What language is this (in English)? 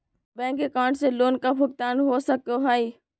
Magahi